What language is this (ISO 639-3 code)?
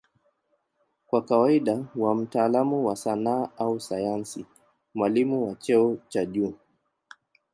swa